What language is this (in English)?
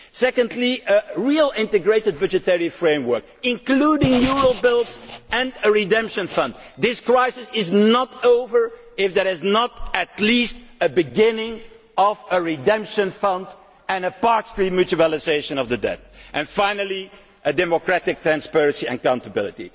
English